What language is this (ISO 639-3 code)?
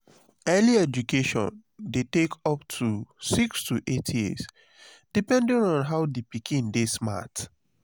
pcm